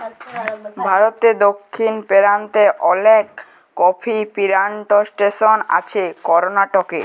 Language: Bangla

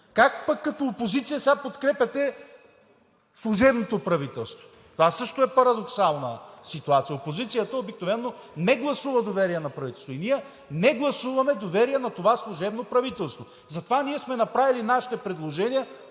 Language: Bulgarian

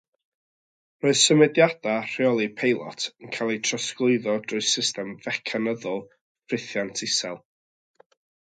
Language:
Welsh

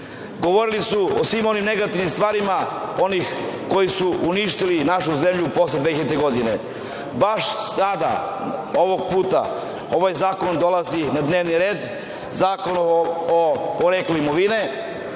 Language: Serbian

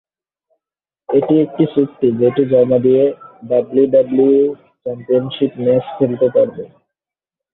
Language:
Bangla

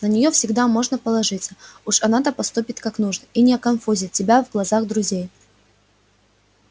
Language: Russian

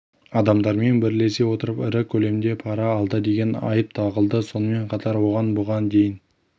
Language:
Kazakh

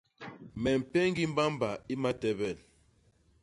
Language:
Basaa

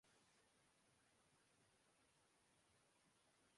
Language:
Urdu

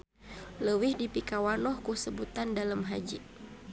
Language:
Sundanese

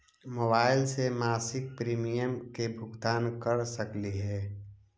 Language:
Magahi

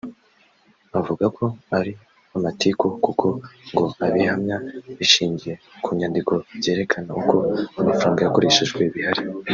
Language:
Kinyarwanda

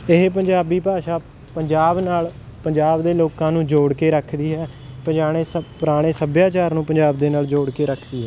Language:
Punjabi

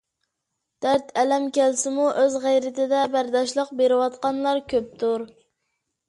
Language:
Uyghur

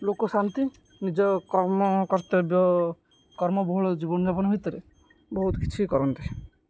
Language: Odia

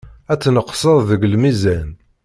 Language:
Kabyle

